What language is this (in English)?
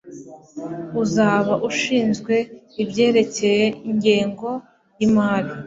Kinyarwanda